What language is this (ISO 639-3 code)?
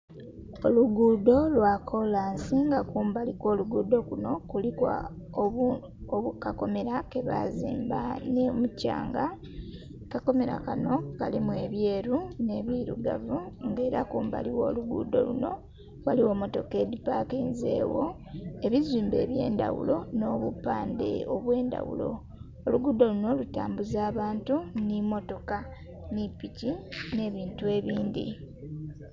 xog